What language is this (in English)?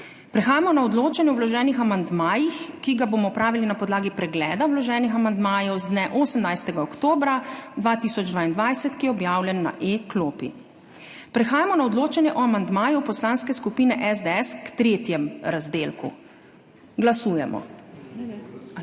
Slovenian